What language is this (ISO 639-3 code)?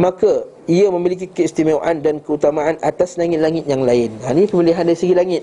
msa